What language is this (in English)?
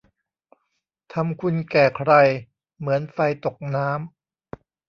Thai